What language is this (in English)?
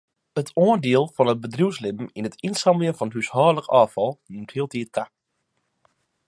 Western Frisian